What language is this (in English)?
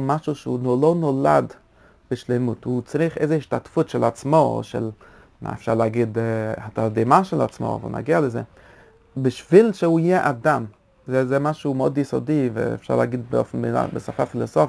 Hebrew